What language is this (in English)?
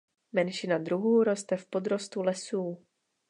Czech